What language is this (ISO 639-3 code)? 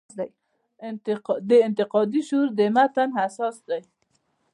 pus